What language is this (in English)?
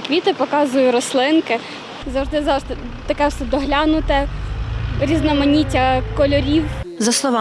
Ukrainian